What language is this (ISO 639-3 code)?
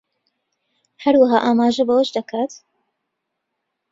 ckb